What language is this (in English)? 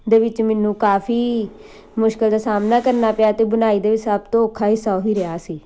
Punjabi